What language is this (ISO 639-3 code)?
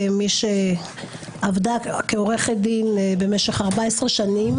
heb